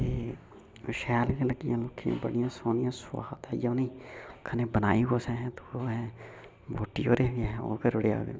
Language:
Dogri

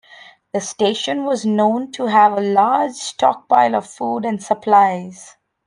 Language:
English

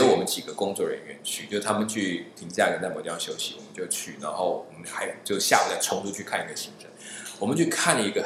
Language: Chinese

